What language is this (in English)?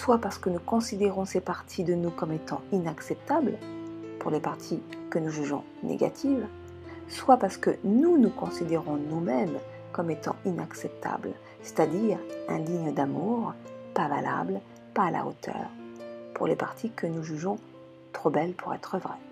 French